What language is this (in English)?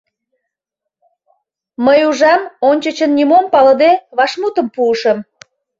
Mari